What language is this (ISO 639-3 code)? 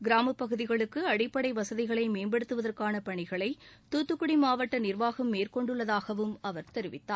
tam